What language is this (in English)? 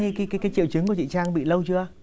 Vietnamese